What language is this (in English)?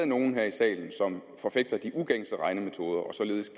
Danish